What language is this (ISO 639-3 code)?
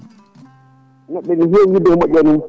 ful